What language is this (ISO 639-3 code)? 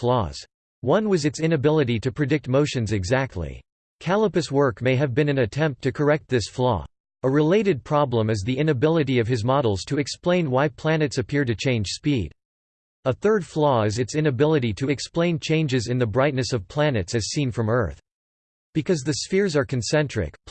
eng